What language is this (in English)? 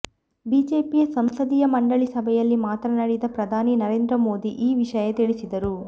Kannada